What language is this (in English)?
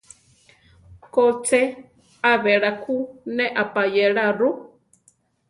Central Tarahumara